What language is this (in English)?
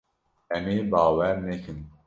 Kurdish